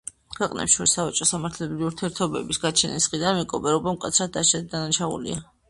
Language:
Georgian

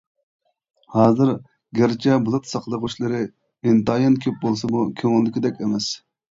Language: Uyghur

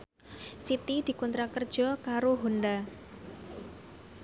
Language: Javanese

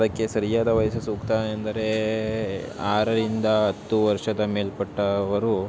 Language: Kannada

